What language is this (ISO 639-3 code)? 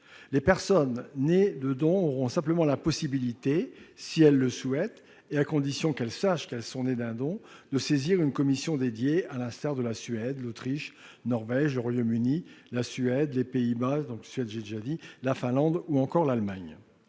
fra